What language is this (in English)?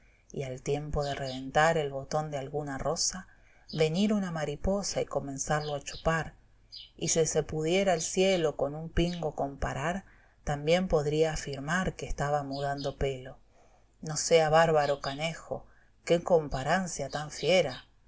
Spanish